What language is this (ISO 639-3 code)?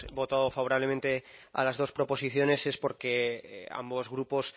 spa